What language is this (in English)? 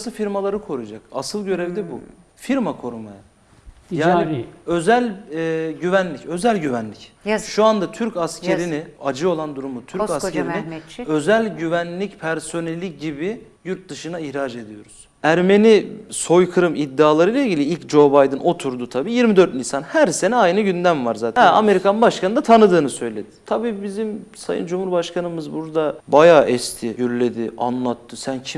Turkish